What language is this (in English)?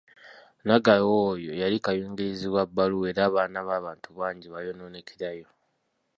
Ganda